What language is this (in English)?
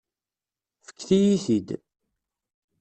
Kabyle